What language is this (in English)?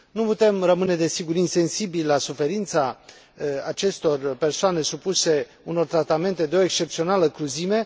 Romanian